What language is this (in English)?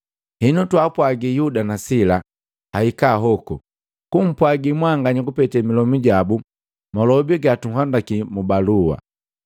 Matengo